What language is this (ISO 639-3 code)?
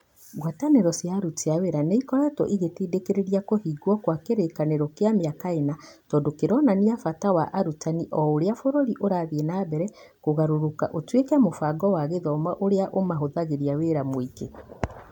kik